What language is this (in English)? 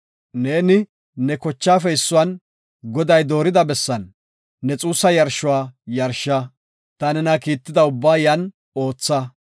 Gofa